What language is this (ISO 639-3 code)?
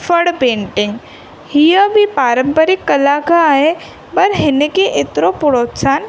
snd